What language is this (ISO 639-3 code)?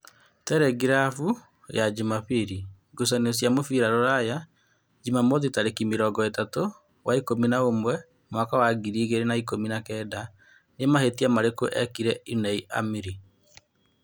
kik